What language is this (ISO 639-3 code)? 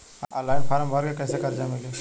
bho